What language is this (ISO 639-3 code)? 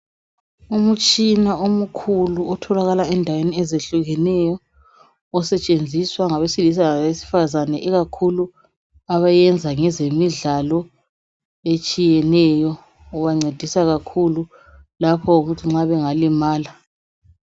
nde